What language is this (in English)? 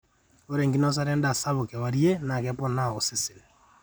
Masai